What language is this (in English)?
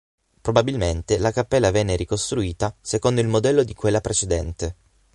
Italian